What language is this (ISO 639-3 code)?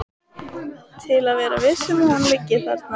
isl